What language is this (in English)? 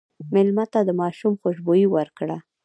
Pashto